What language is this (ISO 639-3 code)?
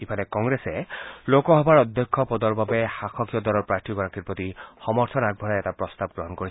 asm